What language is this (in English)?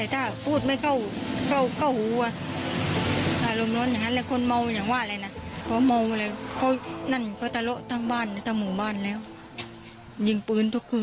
Thai